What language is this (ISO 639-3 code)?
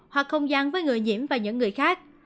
vie